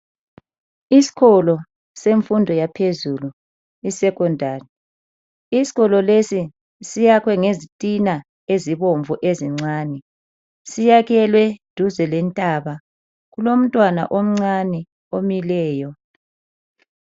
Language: North Ndebele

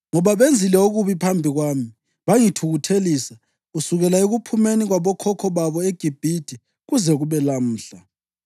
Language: North Ndebele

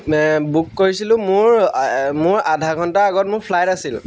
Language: Assamese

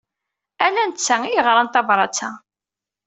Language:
Kabyle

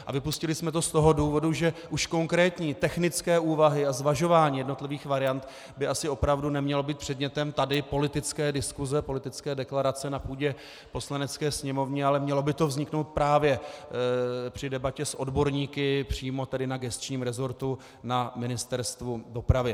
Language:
Czech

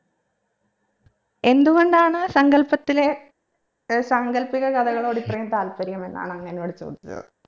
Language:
Malayalam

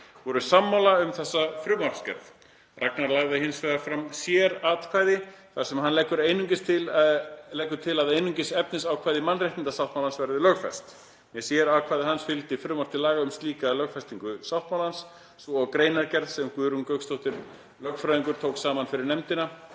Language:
Icelandic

